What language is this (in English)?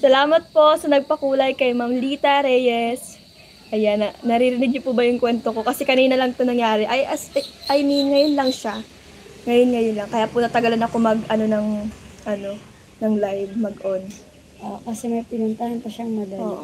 Filipino